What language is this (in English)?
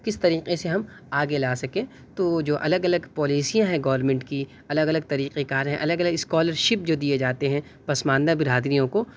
Urdu